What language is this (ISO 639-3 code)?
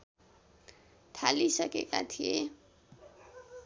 nep